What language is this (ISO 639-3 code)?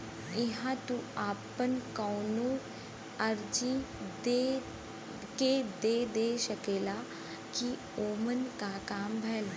bho